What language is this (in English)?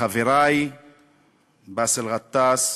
Hebrew